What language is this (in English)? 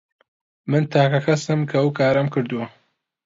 Central Kurdish